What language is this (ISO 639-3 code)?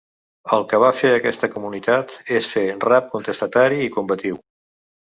cat